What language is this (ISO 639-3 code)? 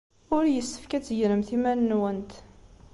kab